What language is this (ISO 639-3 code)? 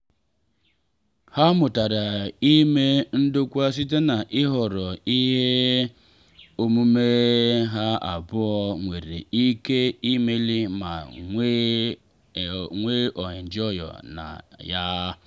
ibo